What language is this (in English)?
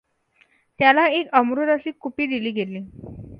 Marathi